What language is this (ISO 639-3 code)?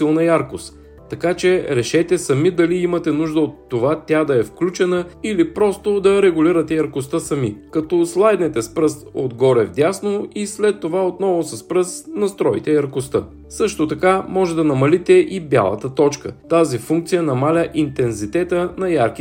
bul